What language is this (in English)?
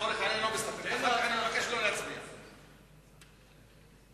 Hebrew